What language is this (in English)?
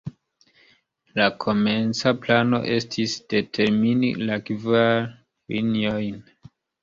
Esperanto